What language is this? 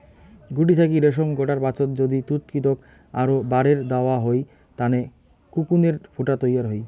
Bangla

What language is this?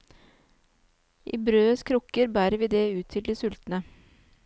Norwegian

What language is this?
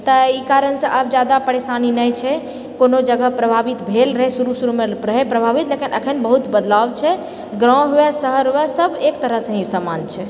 Maithili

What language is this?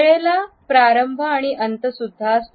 Marathi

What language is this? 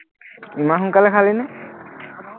Assamese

